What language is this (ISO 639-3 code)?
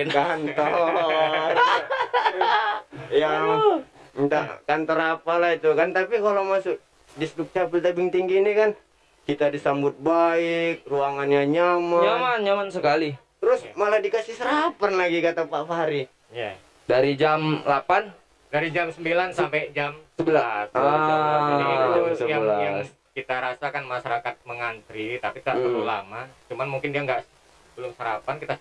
ind